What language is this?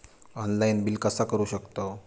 Marathi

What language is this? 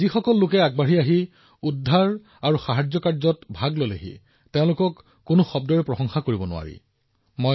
Assamese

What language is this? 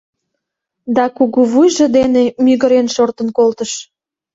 Mari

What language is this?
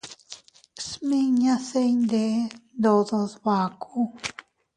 Teutila Cuicatec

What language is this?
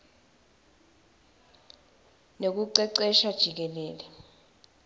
Swati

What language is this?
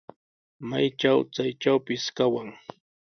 Sihuas Ancash Quechua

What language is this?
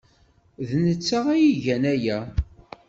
Kabyle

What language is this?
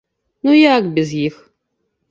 Belarusian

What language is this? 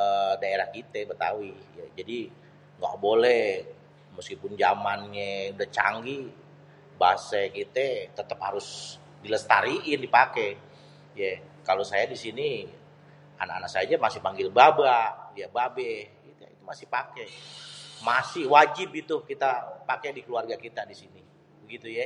Betawi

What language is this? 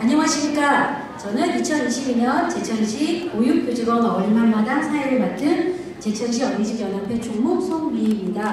Korean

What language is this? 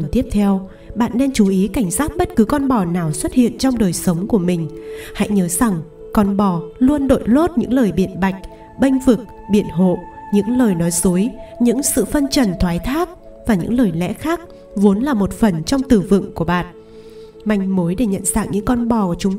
Vietnamese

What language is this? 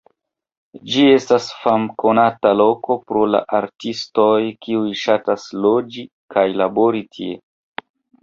Esperanto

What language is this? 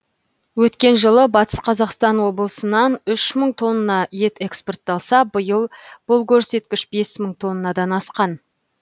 Kazakh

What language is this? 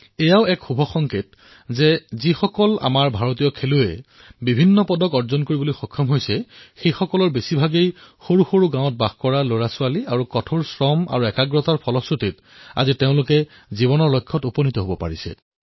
Assamese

